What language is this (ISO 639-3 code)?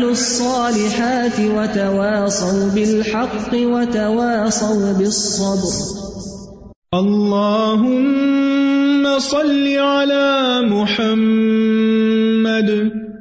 urd